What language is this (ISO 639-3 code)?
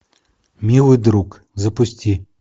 rus